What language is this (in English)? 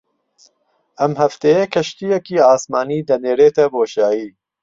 Central Kurdish